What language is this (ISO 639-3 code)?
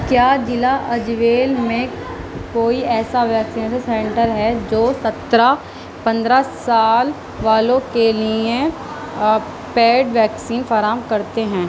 urd